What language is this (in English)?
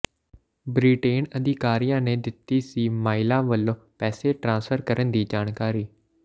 Punjabi